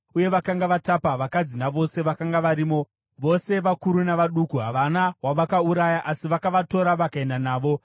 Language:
Shona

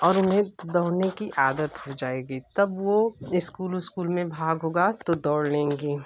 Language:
Hindi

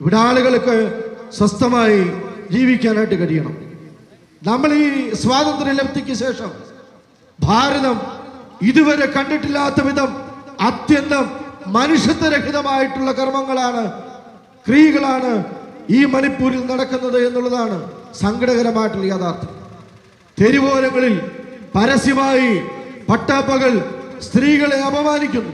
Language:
Malayalam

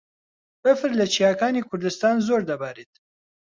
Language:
Central Kurdish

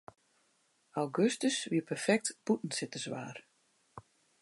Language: Western Frisian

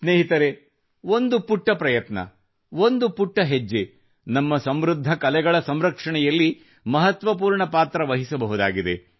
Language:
Kannada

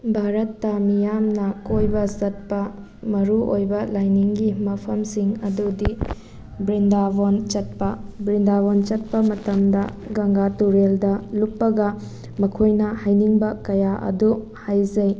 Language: Manipuri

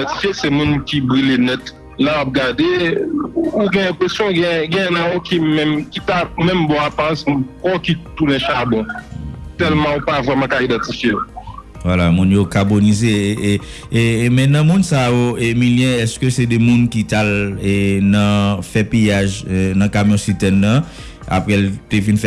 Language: French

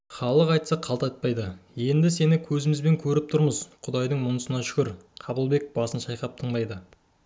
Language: Kazakh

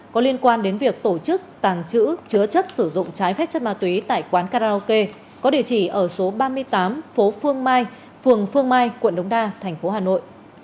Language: Vietnamese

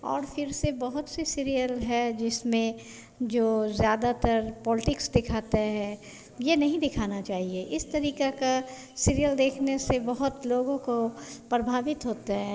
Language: Hindi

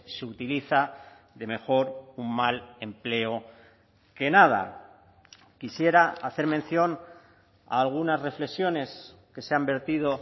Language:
Spanish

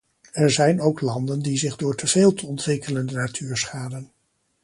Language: Dutch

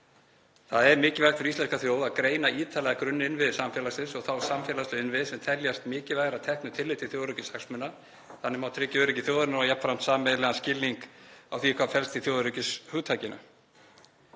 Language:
Icelandic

